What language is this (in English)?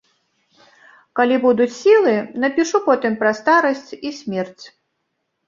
Belarusian